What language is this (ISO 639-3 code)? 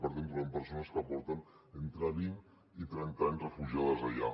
cat